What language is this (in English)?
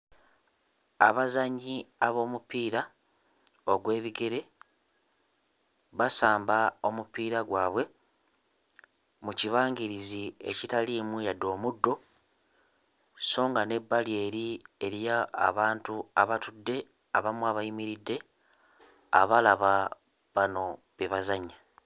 Ganda